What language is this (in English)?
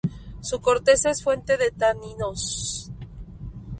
Spanish